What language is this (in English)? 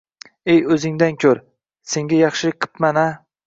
Uzbek